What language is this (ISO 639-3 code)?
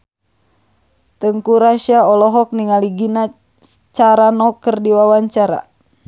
sun